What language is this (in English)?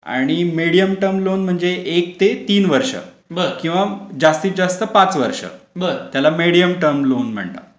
Marathi